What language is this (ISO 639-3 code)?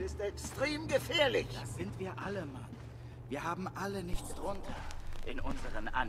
deu